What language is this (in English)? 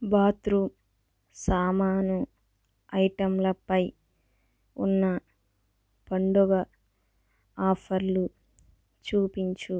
Telugu